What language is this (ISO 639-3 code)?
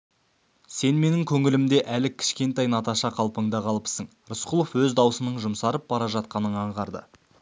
kaz